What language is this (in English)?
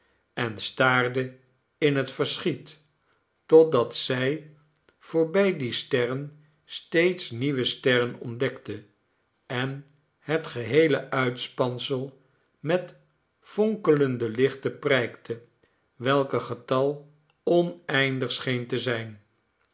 Dutch